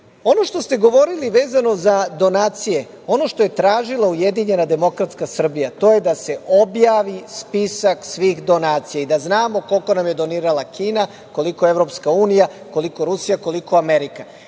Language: Serbian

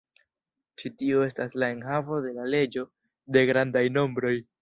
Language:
Esperanto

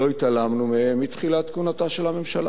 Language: Hebrew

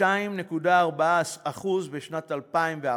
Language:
Hebrew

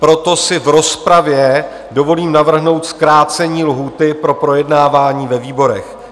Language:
Czech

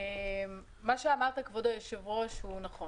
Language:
Hebrew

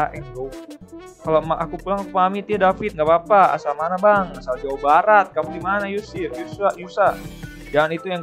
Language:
Indonesian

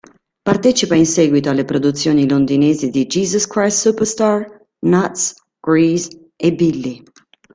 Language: Italian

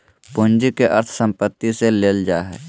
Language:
Magahi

